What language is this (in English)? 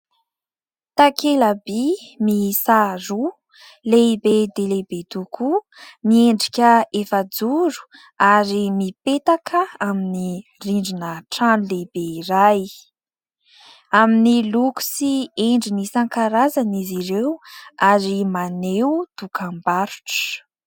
Malagasy